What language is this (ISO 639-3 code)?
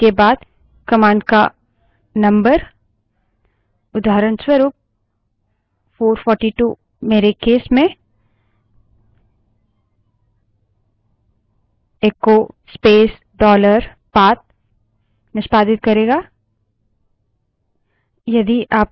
hin